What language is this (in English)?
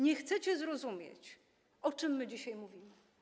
Polish